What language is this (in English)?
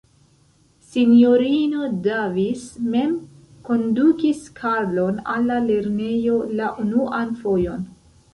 Esperanto